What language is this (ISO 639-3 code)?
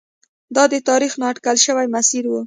pus